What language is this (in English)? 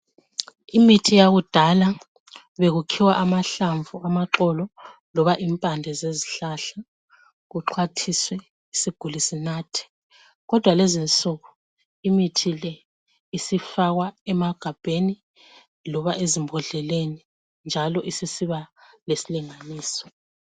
North Ndebele